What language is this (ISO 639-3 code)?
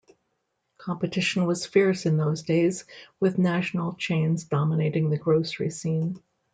eng